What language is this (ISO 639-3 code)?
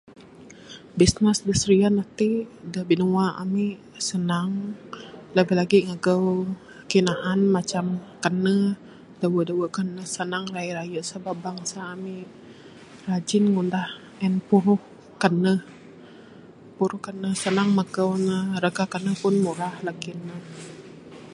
sdo